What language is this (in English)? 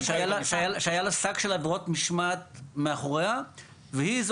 Hebrew